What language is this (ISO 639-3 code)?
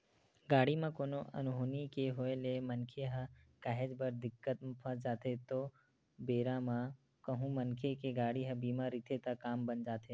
hne